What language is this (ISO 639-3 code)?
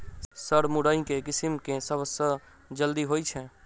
mai